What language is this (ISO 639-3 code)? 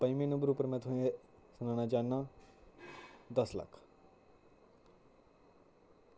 doi